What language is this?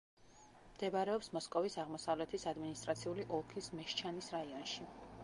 Georgian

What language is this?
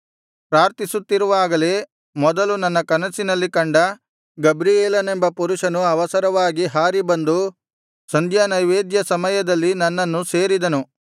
Kannada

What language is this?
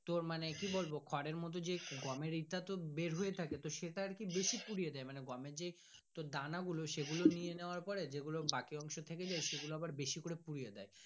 Bangla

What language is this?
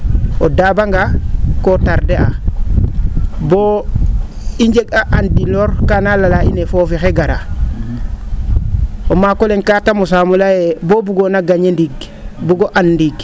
Serer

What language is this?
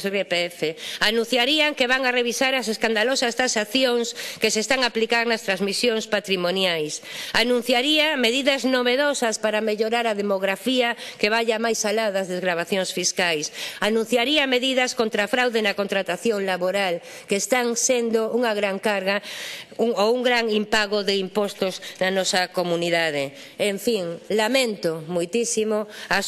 Spanish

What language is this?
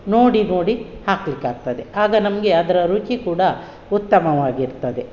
Kannada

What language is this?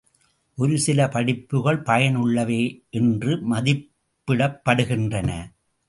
Tamil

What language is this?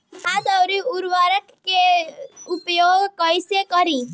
Bhojpuri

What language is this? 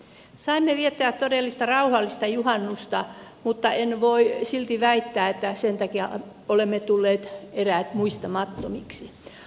Finnish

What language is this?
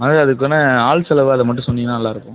Tamil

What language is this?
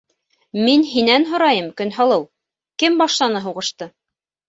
Bashkir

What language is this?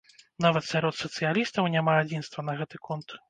Belarusian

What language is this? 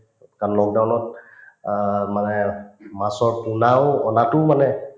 Assamese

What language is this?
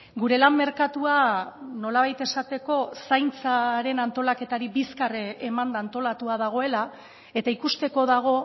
Basque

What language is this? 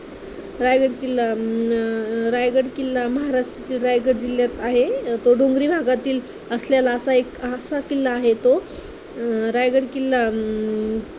Marathi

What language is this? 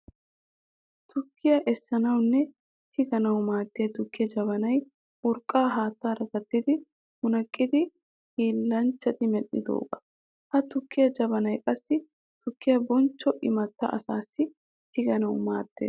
Wolaytta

